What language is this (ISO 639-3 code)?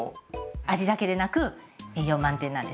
jpn